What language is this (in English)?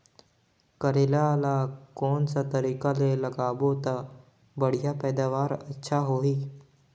Chhattisgarhi